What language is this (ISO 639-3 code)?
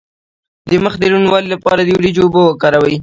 pus